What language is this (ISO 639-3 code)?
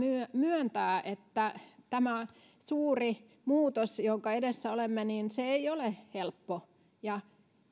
fin